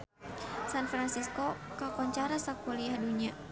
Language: Sundanese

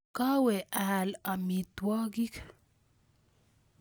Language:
Kalenjin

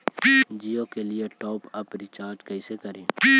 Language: Magahi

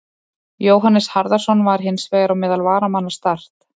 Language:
Icelandic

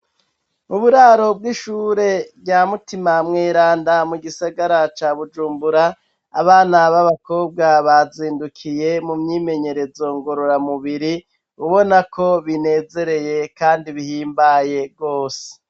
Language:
Rundi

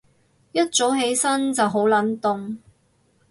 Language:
Cantonese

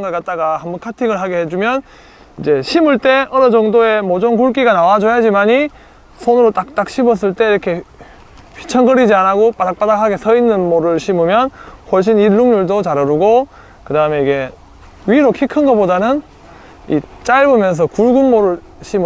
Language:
Korean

